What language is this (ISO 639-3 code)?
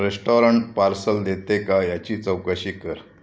mar